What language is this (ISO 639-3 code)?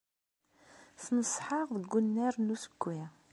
kab